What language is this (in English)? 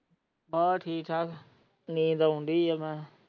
Punjabi